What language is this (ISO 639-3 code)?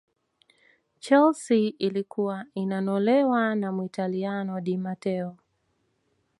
swa